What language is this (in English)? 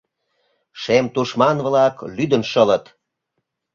Mari